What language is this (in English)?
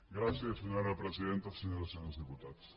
Catalan